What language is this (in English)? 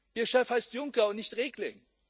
German